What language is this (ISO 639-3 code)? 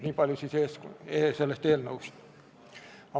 est